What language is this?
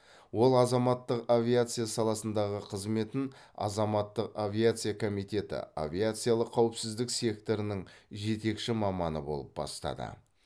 Kazakh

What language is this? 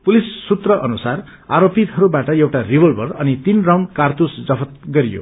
Nepali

